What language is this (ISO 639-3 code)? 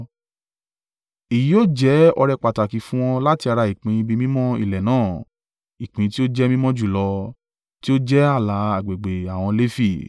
yor